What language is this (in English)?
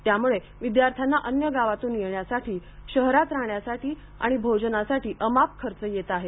Marathi